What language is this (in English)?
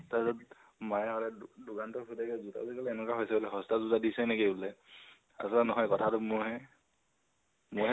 Assamese